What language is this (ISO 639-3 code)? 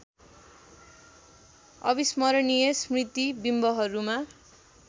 nep